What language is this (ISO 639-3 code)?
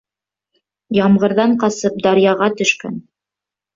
bak